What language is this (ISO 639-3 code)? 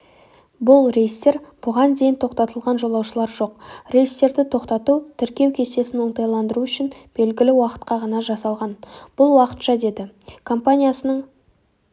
kaz